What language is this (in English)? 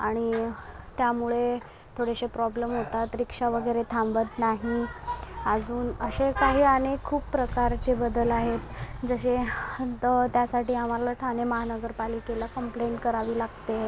Marathi